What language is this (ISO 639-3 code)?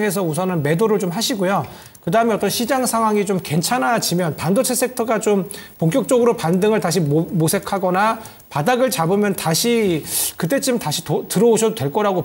kor